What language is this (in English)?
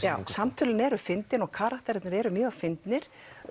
Icelandic